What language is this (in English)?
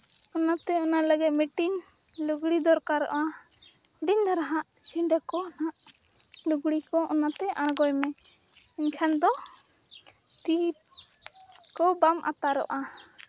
Santali